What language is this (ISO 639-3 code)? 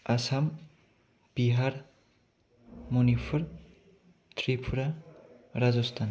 brx